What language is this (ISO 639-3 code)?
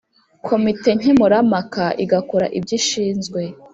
kin